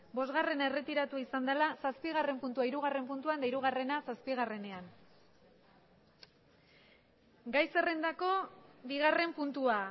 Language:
Basque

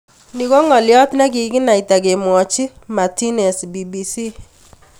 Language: Kalenjin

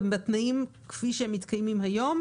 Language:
Hebrew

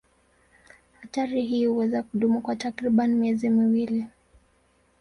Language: Swahili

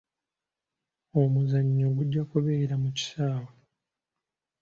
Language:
Ganda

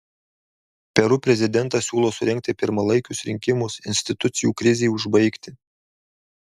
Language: Lithuanian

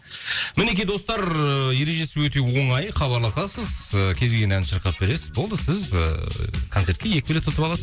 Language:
Kazakh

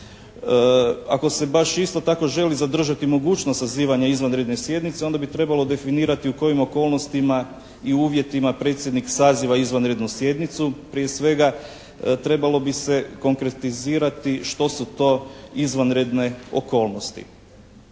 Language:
Croatian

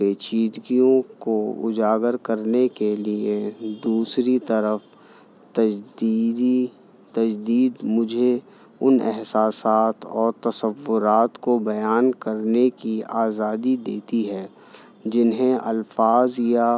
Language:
Urdu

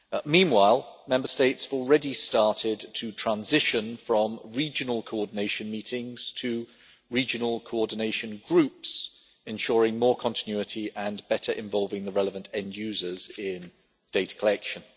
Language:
English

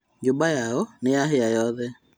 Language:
Kikuyu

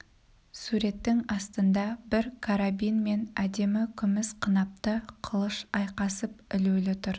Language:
Kazakh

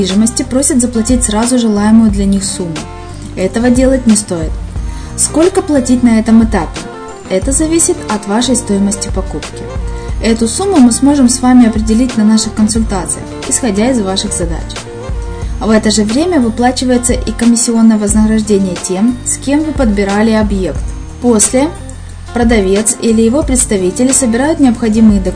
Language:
Russian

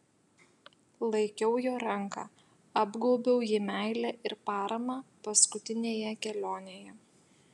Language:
Lithuanian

